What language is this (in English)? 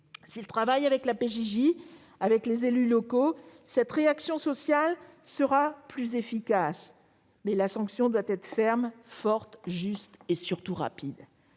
French